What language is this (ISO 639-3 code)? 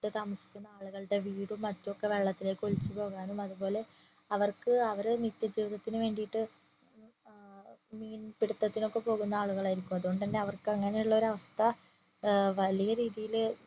mal